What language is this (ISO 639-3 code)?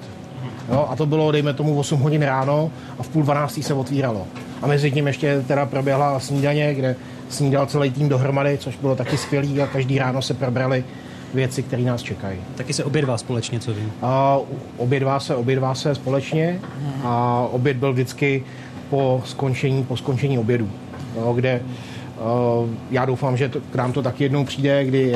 ces